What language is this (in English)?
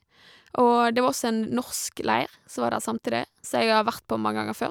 Norwegian